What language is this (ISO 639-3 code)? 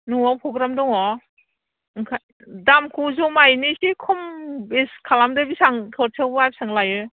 brx